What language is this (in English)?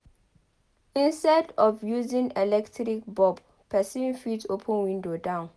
Nigerian Pidgin